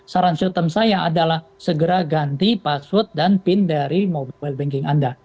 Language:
Indonesian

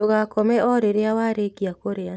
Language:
Kikuyu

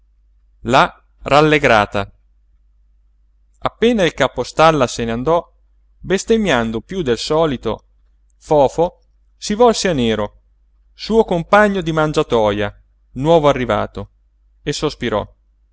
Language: Italian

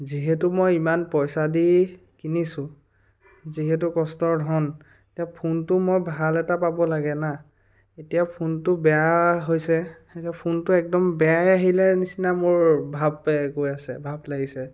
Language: Assamese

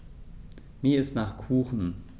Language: German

